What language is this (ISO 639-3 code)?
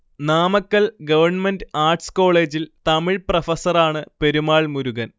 mal